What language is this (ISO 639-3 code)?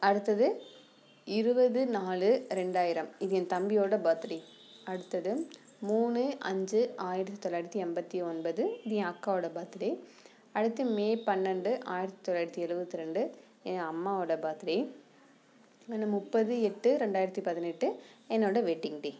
tam